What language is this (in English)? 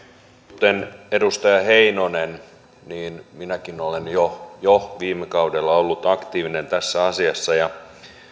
Finnish